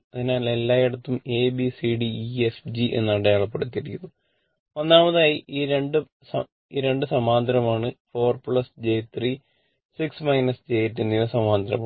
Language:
Malayalam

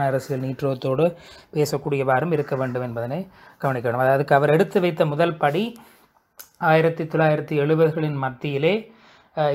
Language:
Tamil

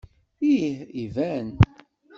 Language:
Kabyle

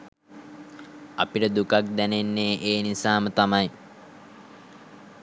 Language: Sinhala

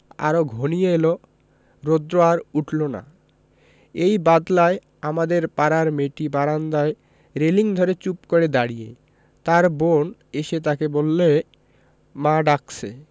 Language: Bangla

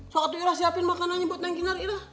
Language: Indonesian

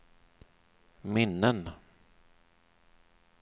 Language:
Swedish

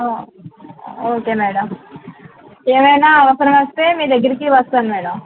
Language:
Telugu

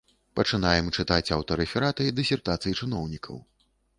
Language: Belarusian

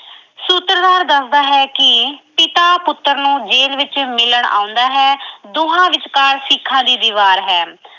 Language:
Punjabi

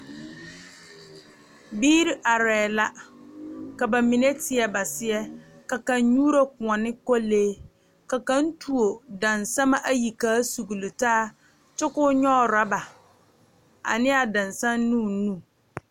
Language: Southern Dagaare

